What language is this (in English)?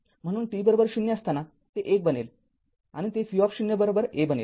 Marathi